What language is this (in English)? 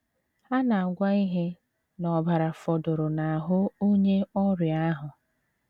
Igbo